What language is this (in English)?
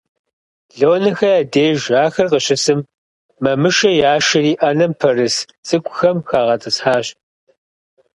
Kabardian